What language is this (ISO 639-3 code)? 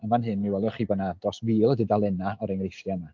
cym